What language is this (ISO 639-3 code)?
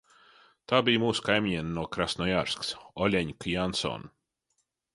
lav